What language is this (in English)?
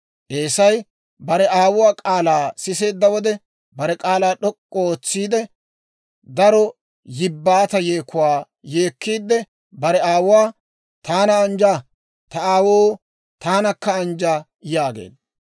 Dawro